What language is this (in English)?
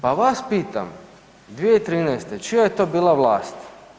Croatian